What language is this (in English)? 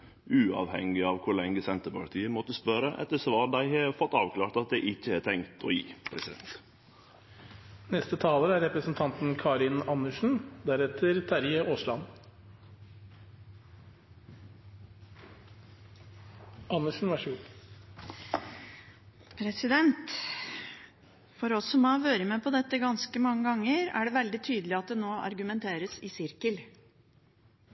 Norwegian